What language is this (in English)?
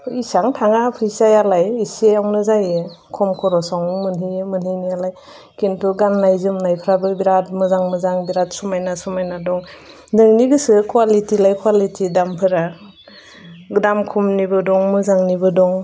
Bodo